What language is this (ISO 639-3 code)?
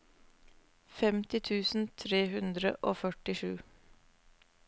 nor